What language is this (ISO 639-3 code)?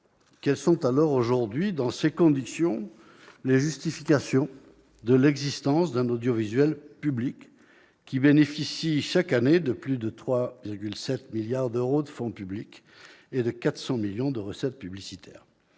fra